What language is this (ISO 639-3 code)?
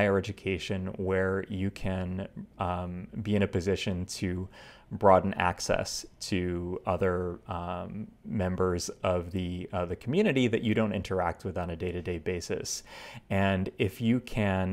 eng